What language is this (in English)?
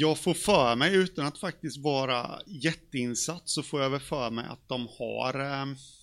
Swedish